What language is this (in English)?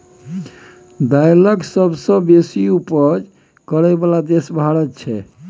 Maithili